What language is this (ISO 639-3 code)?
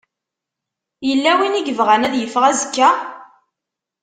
kab